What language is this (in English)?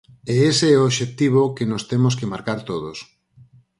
Galician